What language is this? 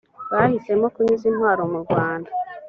Kinyarwanda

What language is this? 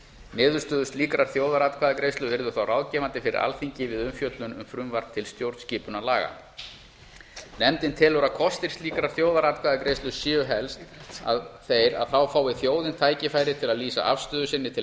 Icelandic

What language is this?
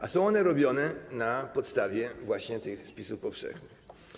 Polish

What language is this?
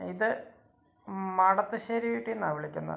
Malayalam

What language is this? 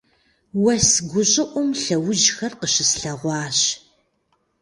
Kabardian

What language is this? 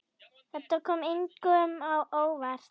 Icelandic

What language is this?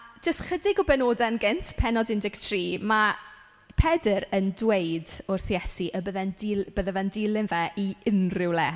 Welsh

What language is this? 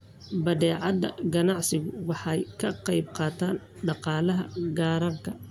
Somali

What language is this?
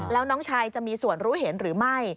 Thai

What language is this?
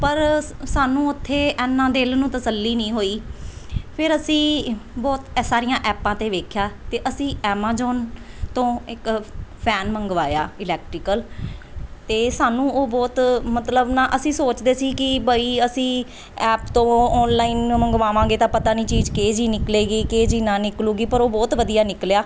Punjabi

